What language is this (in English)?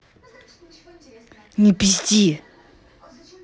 Russian